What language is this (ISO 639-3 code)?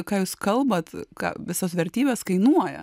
lit